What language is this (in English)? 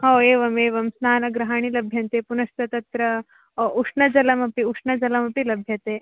Sanskrit